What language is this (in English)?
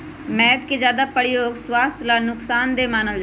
Magahi